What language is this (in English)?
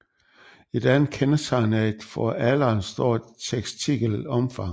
Danish